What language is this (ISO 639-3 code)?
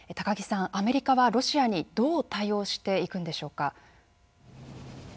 jpn